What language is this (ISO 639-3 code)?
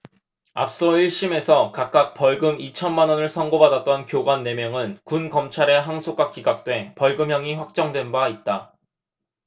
kor